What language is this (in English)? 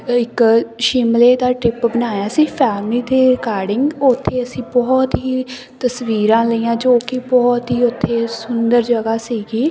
Punjabi